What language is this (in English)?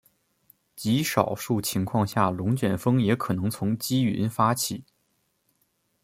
Chinese